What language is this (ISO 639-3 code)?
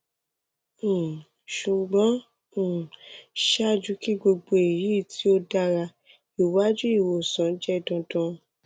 yor